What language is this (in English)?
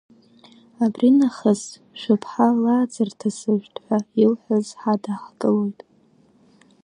Abkhazian